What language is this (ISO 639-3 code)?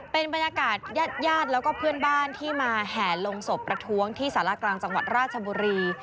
tha